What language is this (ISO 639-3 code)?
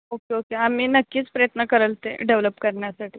mar